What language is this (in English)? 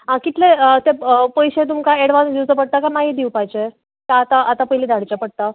Konkani